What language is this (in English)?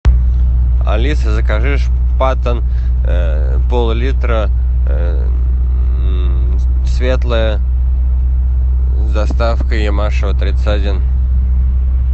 Russian